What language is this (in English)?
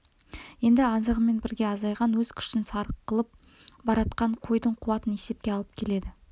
Kazakh